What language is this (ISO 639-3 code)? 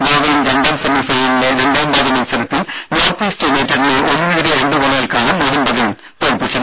mal